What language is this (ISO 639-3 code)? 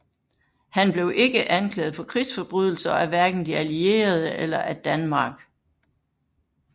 dan